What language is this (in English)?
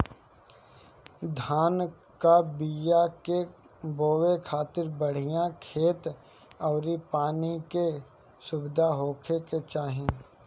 Bhojpuri